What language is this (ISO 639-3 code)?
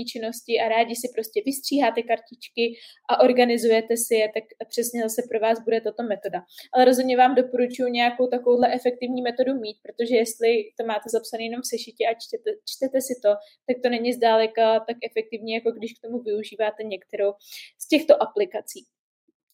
ces